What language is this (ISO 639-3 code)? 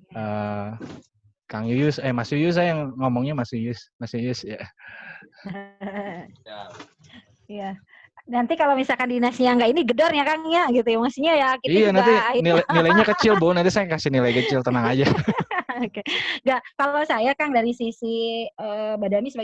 ind